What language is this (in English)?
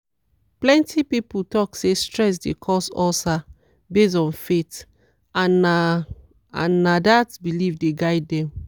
Nigerian Pidgin